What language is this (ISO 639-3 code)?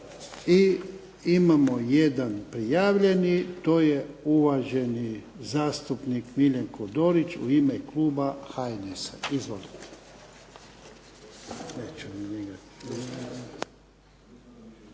hrv